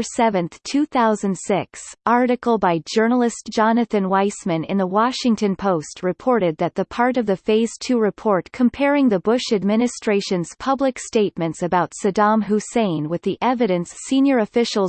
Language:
English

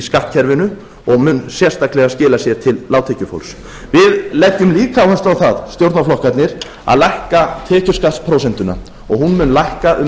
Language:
Icelandic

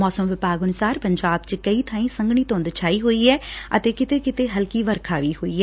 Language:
Punjabi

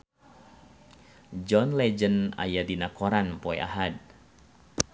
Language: Sundanese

